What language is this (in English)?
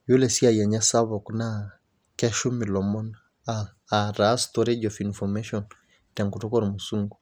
Masai